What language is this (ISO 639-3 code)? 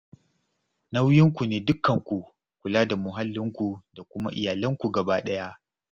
hau